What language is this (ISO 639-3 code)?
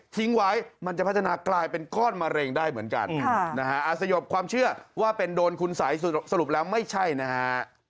tha